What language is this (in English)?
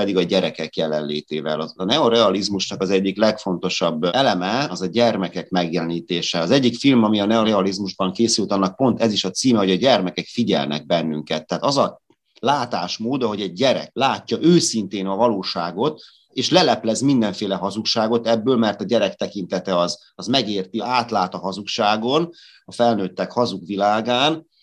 Hungarian